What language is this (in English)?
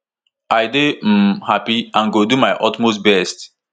Nigerian Pidgin